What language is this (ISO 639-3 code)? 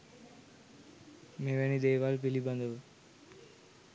sin